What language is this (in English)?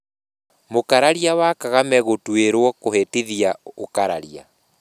Kikuyu